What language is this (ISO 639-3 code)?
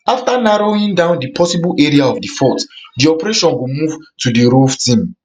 pcm